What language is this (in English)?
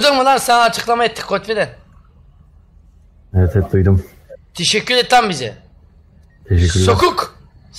Turkish